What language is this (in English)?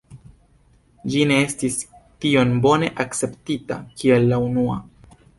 Esperanto